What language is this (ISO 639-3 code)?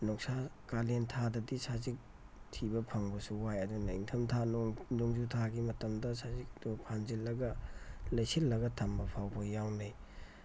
mni